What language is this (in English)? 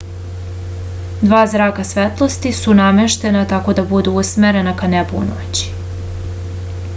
Serbian